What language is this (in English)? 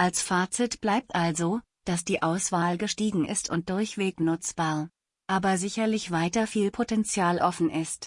German